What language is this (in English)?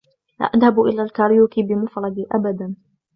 Arabic